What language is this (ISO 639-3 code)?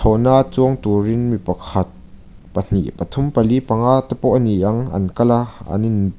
lus